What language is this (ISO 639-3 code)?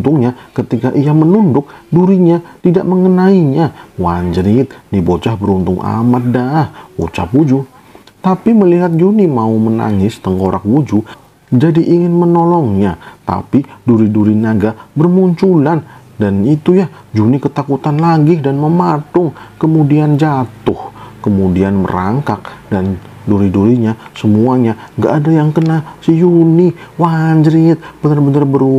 ind